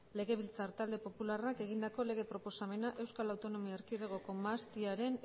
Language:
Basque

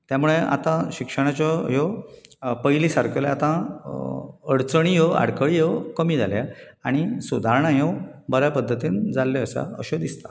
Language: Konkani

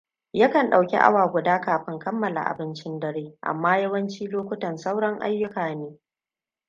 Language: Hausa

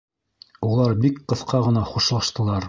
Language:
Bashkir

